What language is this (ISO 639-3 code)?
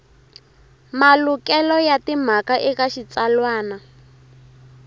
tso